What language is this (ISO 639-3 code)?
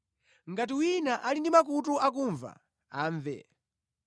nya